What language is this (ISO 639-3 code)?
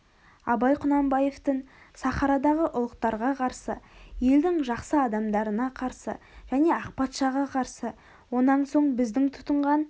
kaz